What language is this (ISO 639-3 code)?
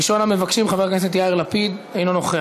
heb